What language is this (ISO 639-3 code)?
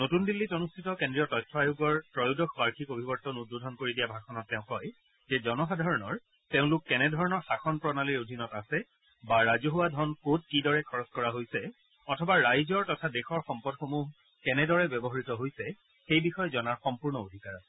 asm